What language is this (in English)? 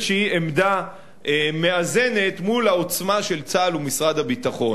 Hebrew